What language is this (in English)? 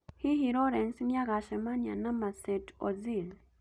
Kikuyu